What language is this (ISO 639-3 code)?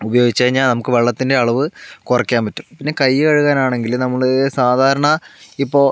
mal